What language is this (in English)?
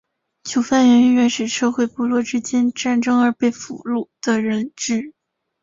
Chinese